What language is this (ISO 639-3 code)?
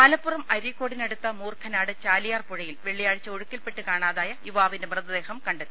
mal